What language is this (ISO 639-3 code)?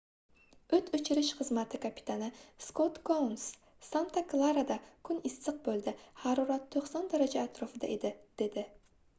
uzb